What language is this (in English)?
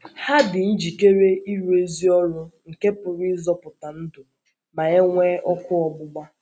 Igbo